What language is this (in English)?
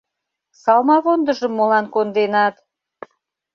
Mari